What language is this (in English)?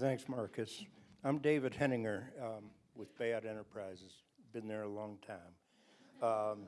English